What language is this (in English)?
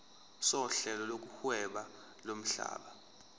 Zulu